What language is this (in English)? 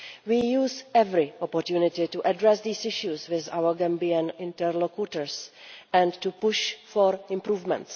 English